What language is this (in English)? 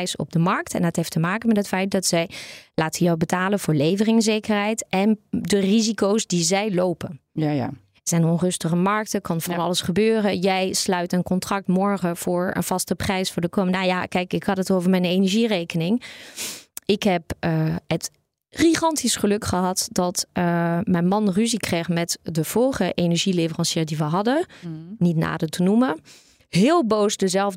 Dutch